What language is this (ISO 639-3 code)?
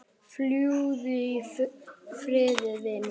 isl